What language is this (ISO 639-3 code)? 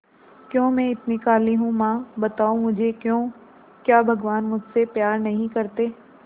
hin